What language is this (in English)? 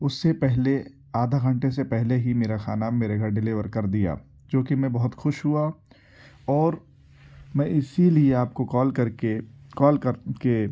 Urdu